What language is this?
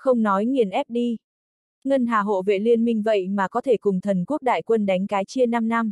Vietnamese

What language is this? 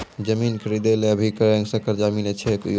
Maithili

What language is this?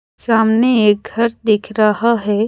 Hindi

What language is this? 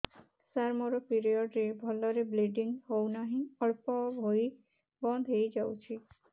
Odia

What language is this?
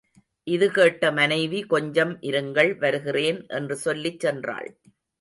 Tamil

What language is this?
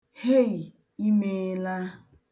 Igbo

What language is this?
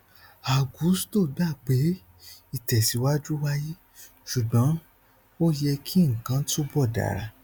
Yoruba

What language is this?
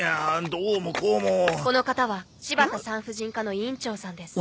Japanese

